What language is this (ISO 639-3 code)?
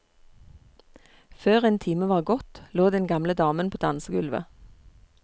nor